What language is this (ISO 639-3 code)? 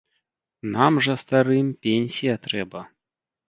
bel